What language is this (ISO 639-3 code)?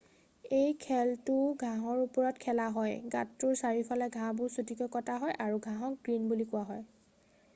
asm